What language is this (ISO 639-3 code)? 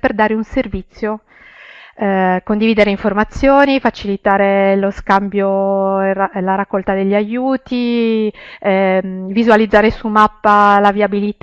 ita